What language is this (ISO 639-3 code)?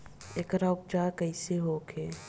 bho